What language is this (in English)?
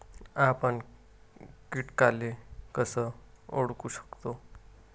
Marathi